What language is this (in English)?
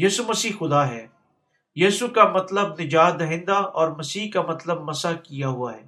Urdu